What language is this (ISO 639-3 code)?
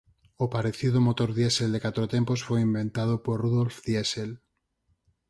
glg